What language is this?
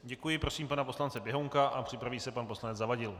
Czech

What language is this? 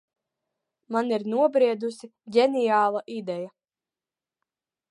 Latvian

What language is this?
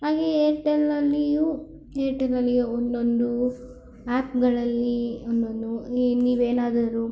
Kannada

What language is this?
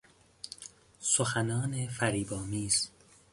Persian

